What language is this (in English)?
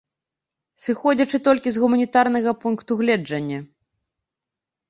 Belarusian